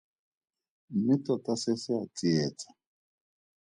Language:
Tswana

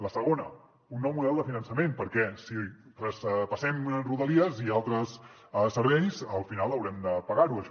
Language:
Catalan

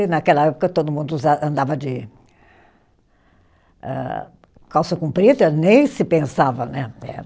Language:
Portuguese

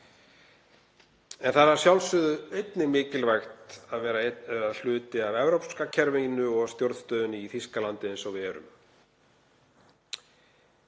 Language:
Icelandic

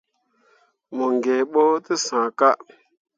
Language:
Mundang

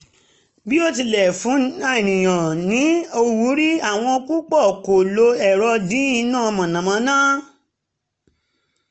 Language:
Yoruba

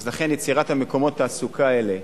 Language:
Hebrew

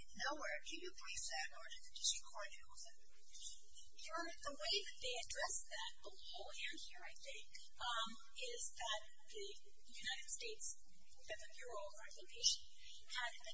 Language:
English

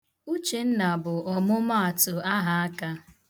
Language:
Igbo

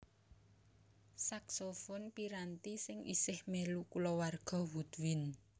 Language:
Javanese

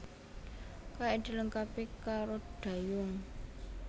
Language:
Javanese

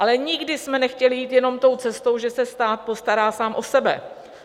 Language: Czech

